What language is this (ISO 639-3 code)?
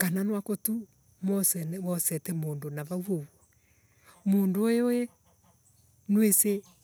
ebu